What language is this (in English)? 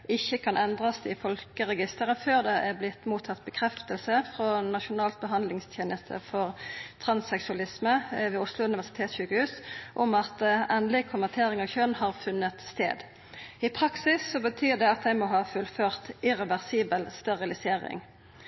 Norwegian Nynorsk